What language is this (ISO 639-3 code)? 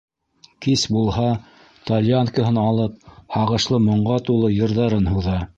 bak